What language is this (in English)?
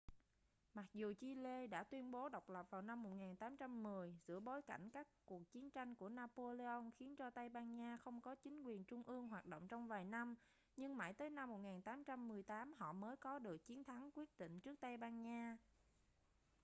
Vietnamese